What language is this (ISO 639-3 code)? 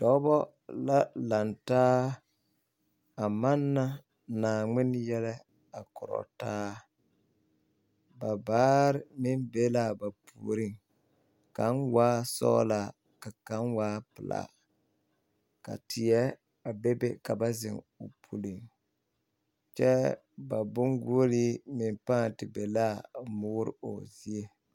dga